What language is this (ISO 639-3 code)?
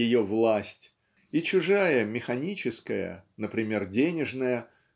rus